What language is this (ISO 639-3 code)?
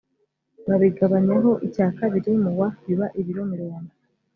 kin